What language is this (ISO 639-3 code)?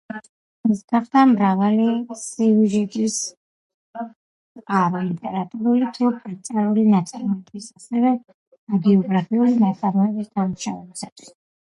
kat